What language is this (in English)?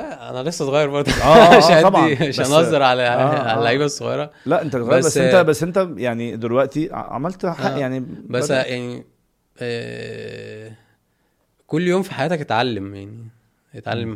Arabic